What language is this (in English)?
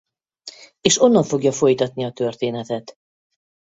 Hungarian